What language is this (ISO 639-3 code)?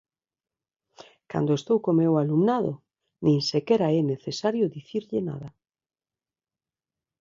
glg